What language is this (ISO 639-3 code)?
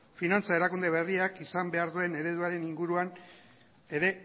eus